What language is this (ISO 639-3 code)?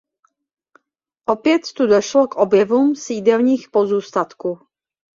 ces